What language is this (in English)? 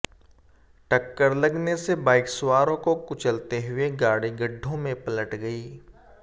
Hindi